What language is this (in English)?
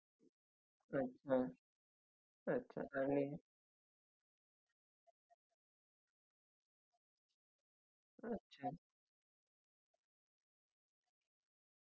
Marathi